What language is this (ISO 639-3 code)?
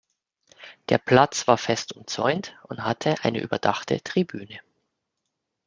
deu